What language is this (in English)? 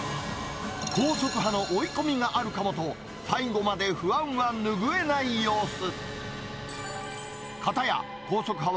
Japanese